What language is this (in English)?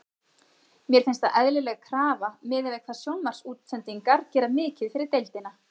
Icelandic